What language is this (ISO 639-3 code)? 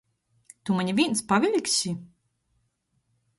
ltg